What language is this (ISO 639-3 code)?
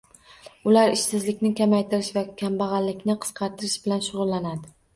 uzb